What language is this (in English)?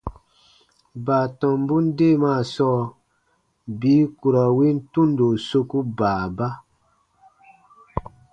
Baatonum